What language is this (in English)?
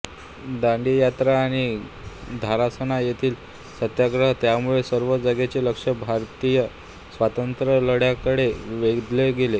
Marathi